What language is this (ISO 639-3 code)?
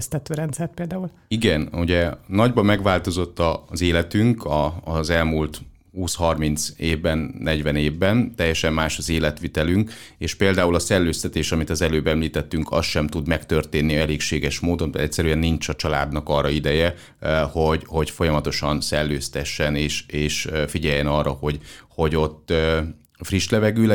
hun